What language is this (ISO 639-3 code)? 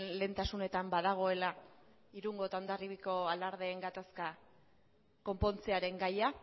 eus